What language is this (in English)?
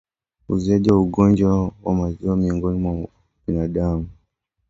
Swahili